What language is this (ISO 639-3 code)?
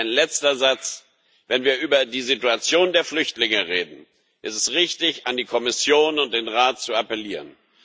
deu